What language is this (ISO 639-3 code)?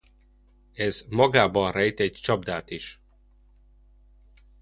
hun